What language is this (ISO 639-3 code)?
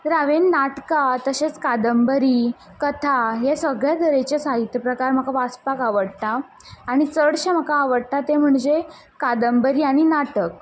kok